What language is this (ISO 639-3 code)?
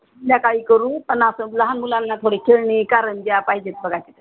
mar